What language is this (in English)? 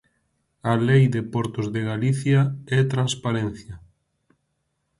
Galician